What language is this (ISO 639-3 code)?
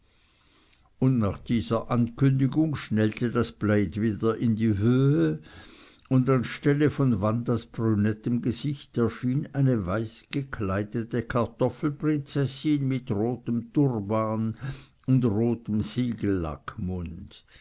deu